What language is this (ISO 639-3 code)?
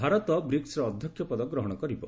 ori